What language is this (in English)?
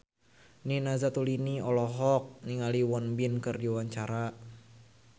Sundanese